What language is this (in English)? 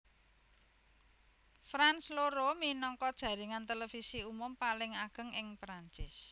Javanese